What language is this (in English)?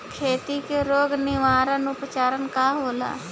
Bhojpuri